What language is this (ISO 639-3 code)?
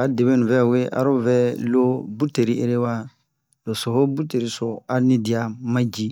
bmq